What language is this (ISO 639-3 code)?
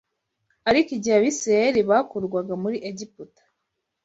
kin